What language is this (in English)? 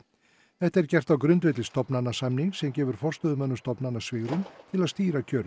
Icelandic